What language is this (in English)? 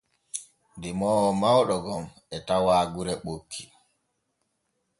Borgu Fulfulde